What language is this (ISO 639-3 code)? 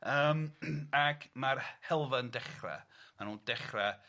cym